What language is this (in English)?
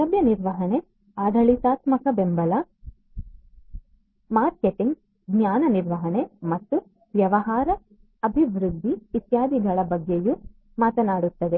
Kannada